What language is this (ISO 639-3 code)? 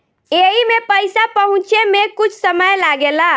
bho